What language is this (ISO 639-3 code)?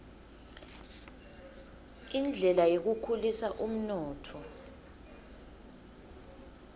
ssw